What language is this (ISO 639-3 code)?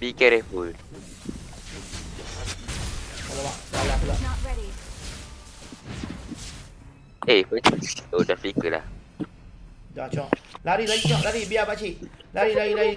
msa